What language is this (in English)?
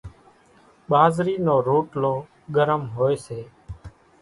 Kachi Koli